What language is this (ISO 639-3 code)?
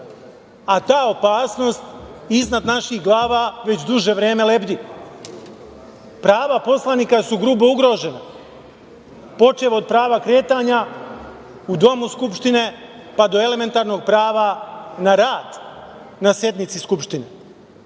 srp